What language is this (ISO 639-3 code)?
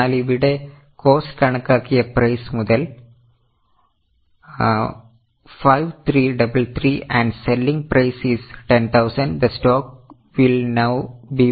mal